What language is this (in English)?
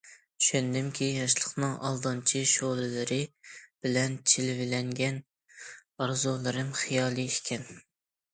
Uyghur